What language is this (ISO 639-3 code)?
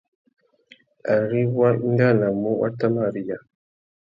bag